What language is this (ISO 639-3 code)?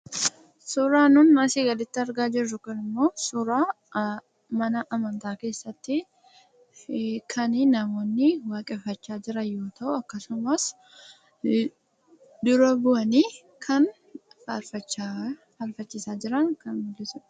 orm